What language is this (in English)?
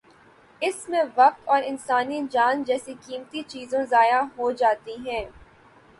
Urdu